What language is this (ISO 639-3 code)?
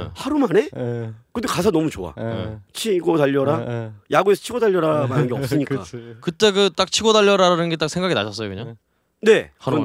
kor